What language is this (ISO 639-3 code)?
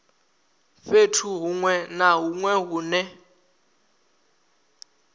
ven